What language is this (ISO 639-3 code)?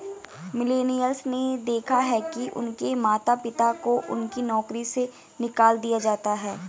hin